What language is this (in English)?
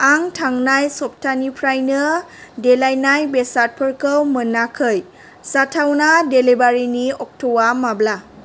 Bodo